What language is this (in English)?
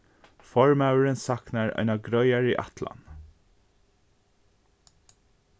Faroese